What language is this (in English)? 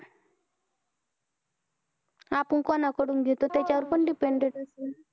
Marathi